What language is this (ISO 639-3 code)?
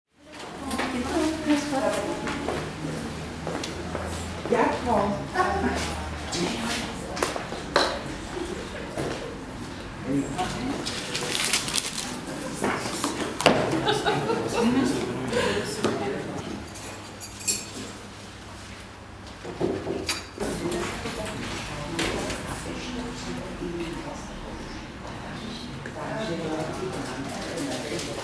ces